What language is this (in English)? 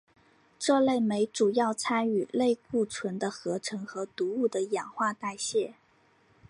Chinese